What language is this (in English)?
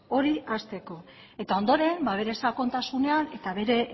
Basque